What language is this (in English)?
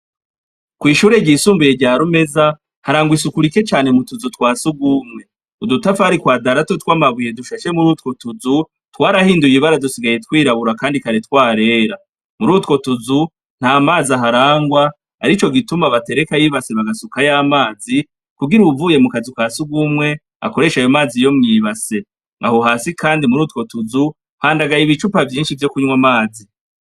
Rundi